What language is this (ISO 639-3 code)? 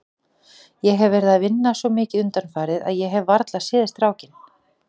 isl